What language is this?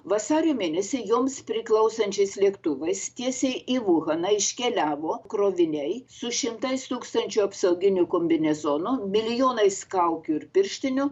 Lithuanian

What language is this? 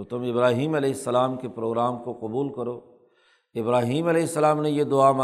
Urdu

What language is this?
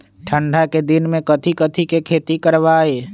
Magahi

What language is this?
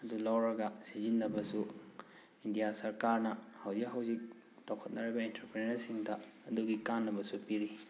Manipuri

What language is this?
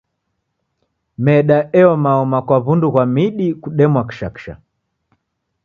Taita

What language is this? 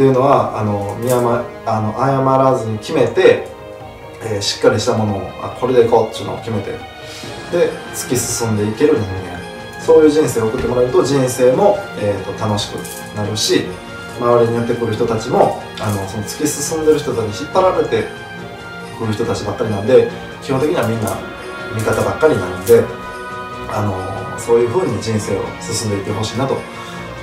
Japanese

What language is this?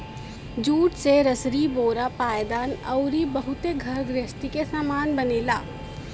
Bhojpuri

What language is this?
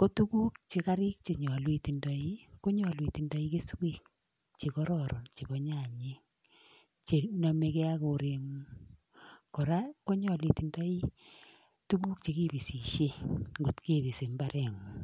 Kalenjin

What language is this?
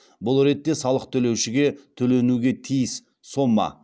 Kazakh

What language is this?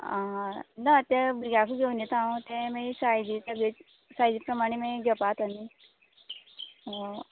Konkani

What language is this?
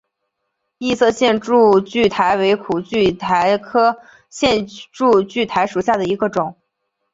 Chinese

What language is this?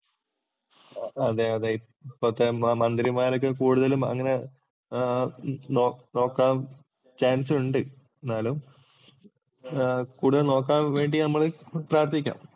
Malayalam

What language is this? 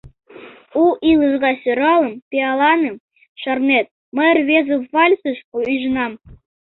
Mari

